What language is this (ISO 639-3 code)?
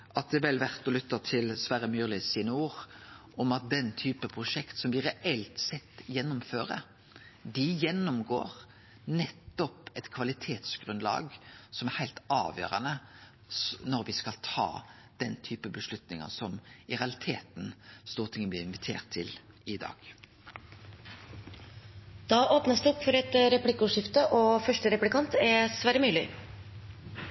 nno